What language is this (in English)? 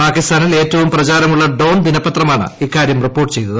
Malayalam